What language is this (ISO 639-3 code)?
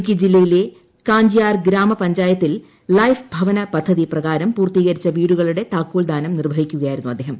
mal